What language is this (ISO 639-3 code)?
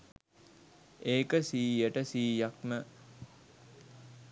sin